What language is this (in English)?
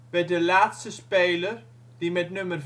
Dutch